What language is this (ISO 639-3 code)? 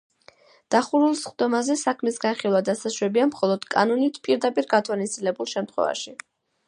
kat